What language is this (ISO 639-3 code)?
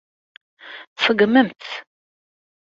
kab